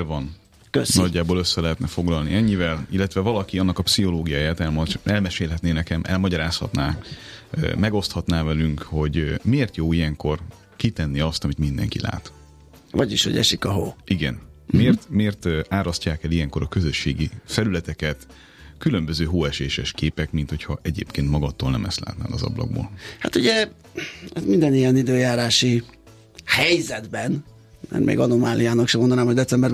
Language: Hungarian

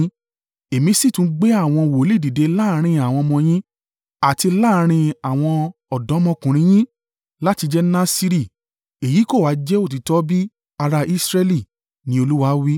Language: Yoruba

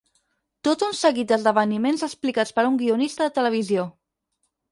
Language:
Catalan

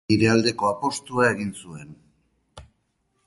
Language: Basque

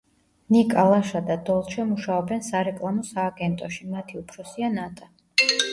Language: Georgian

